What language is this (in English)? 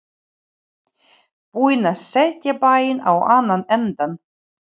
Icelandic